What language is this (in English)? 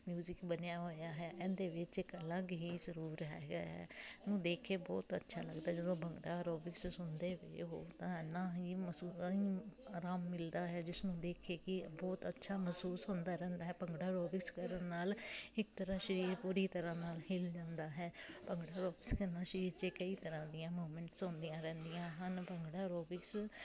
Punjabi